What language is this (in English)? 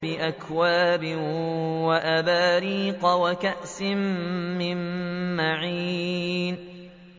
Arabic